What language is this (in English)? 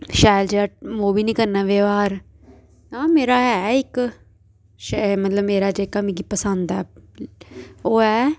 Dogri